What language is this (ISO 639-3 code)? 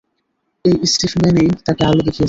ben